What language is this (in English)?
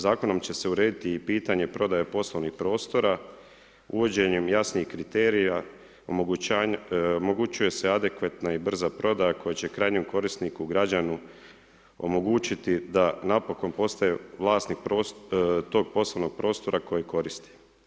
Croatian